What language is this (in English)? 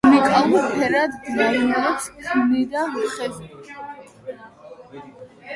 Georgian